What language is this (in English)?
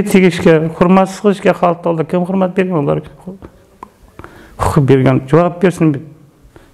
Turkish